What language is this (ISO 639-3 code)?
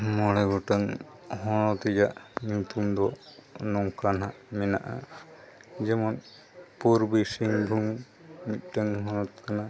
sat